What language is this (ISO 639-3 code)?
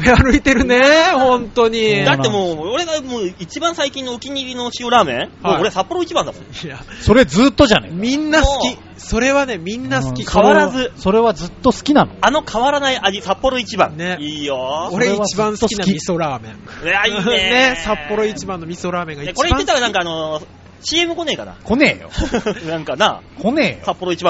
jpn